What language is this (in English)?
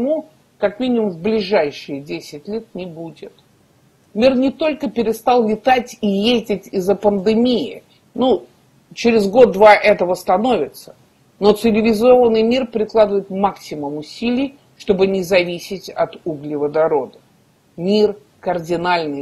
Russian